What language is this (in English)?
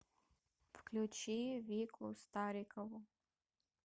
Russian